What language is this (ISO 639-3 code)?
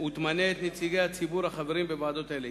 heb